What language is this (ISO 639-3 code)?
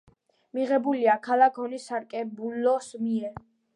kat